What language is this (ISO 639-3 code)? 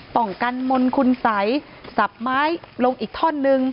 tha